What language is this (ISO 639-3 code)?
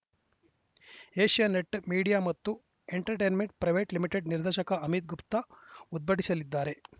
kan